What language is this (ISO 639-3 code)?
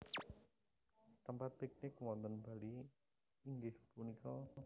jav